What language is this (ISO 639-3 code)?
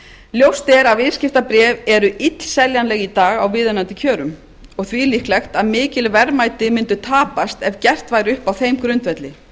isl